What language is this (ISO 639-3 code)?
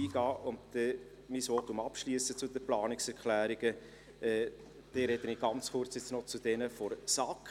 gsw